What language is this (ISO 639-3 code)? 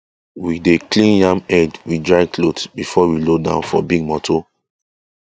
pcm